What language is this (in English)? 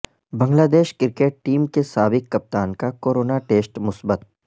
Urdu